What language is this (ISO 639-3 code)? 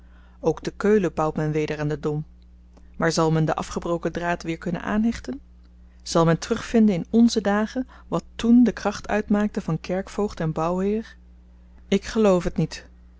nld